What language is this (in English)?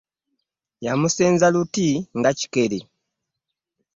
Ganda